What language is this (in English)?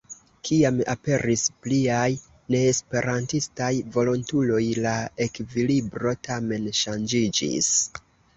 Esperanto